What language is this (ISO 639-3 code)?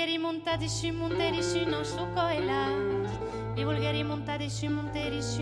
fra